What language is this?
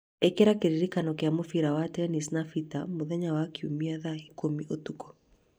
Kikuyu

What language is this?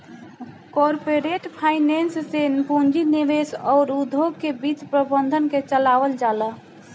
Bhojpuri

